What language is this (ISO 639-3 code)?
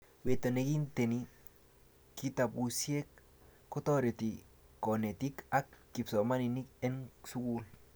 kln